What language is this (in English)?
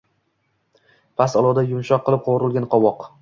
Uzbek